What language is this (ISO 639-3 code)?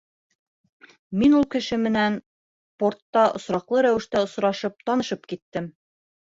bak